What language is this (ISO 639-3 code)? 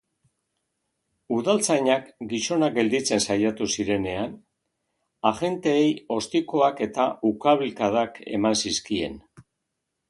eus